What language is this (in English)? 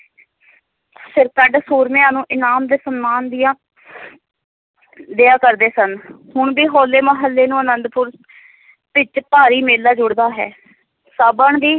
Punjabi